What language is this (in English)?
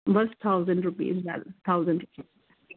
Punjabi